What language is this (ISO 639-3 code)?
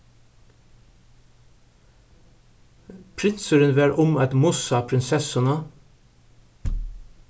fao